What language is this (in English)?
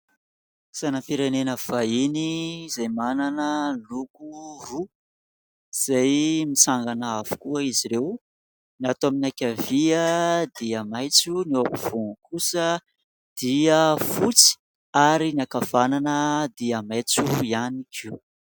Malagasy